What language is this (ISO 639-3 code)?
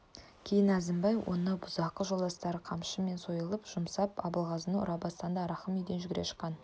kaz